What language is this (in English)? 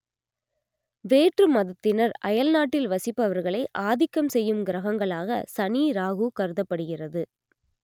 Tamil